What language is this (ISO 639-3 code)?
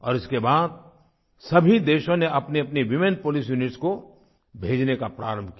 hin